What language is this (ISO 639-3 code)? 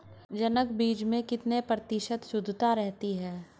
hin